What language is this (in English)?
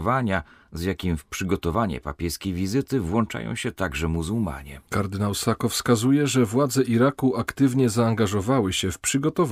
Polish